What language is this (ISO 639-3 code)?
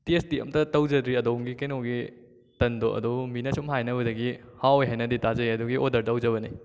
mni